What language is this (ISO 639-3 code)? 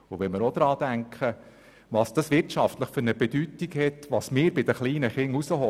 gsw